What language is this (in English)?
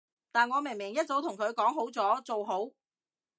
Cantonese